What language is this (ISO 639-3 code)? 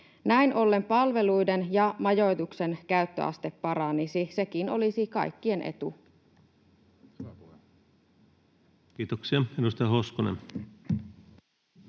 fin